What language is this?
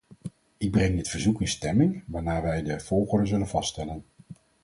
Dutch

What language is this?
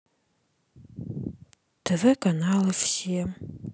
Russian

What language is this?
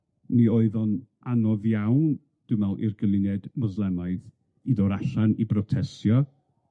Welsh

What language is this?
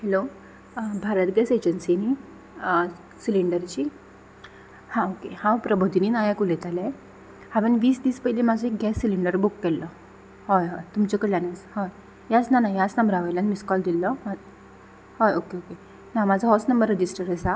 Konkani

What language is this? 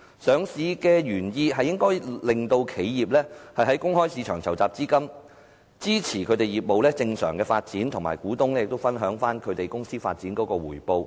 Cantonese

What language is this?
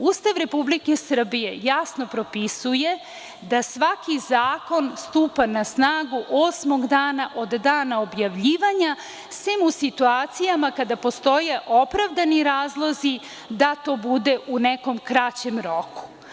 Serbian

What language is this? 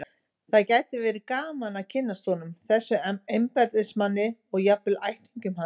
Icelandic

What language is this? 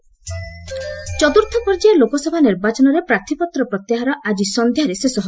Odia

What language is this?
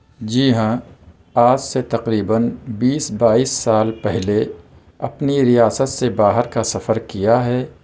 Urdu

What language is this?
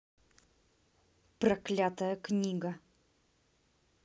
Russian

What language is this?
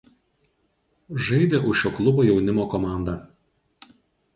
Lithuanian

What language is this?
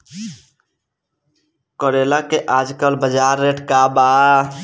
Bhojpuri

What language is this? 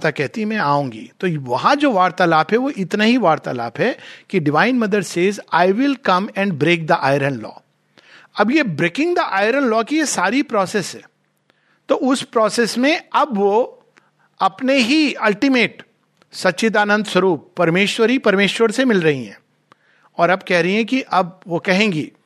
Hindi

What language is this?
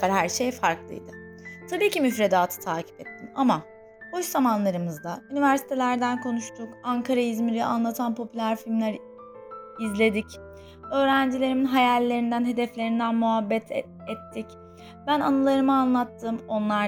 Turkish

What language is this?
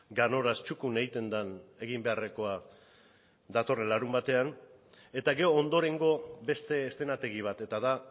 Basque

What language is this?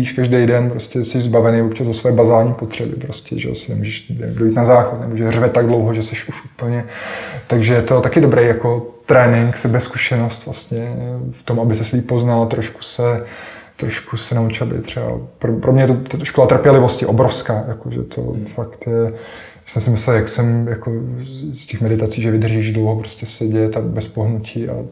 Czech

